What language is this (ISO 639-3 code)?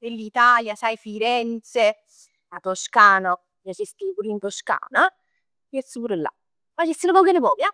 nap